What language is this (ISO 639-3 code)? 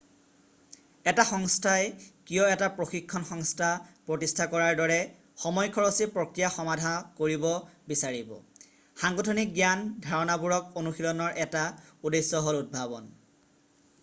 asm